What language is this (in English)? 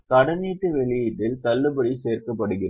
Tamil